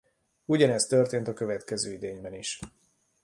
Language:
Hungarian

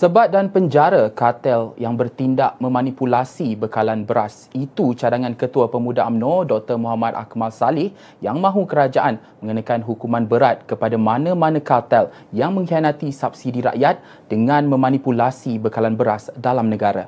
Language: Malay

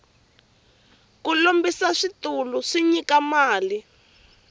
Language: Tsonga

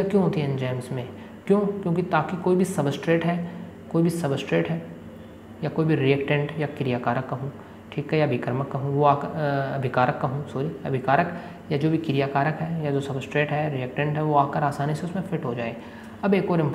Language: Hindi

